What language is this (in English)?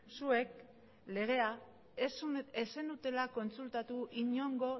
Basque